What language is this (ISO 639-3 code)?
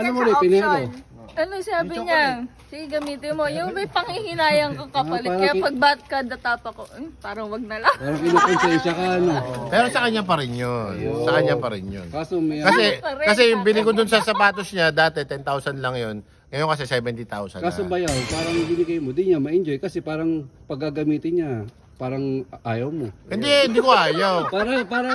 fil